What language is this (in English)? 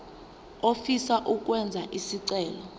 Zulu